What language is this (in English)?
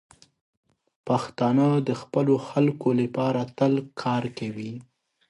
Pashto